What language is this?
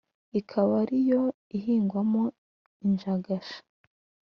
Kinyarwanda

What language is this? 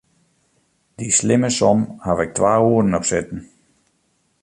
Western Frisian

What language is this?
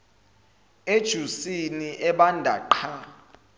Zulu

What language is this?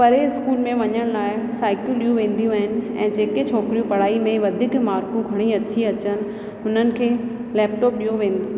Sindhi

